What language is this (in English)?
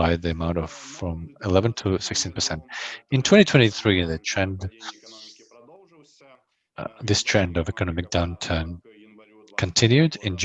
English